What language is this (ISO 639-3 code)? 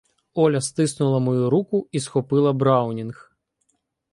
ukr